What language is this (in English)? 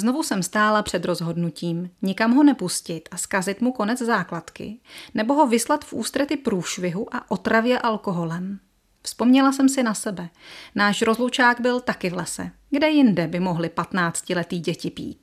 Czech